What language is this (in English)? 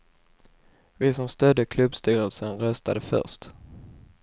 Swedish